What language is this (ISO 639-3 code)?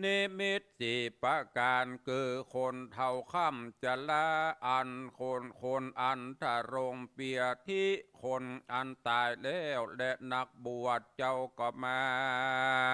tha